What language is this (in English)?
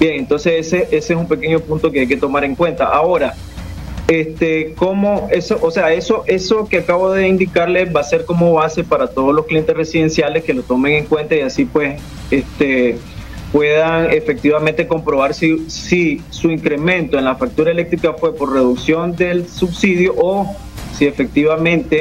Spanish